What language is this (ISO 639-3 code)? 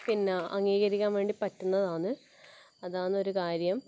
mal